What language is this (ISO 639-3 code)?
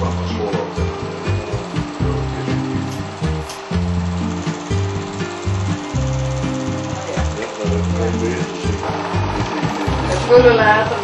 nld